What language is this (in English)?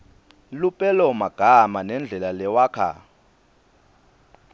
Swati